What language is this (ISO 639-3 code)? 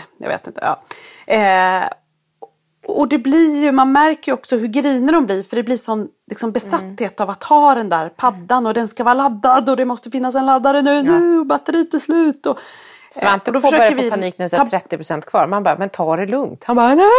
swe